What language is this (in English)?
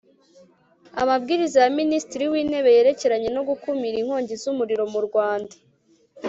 Kinyarwanda